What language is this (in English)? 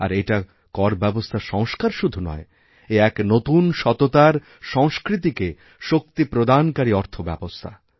Bangla